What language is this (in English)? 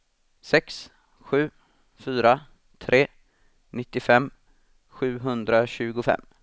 Swedish